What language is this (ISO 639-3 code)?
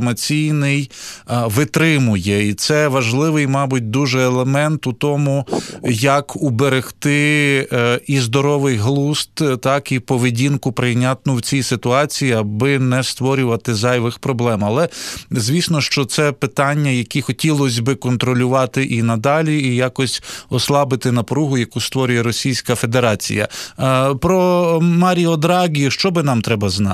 ukr